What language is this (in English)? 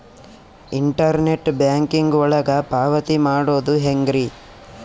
Kannada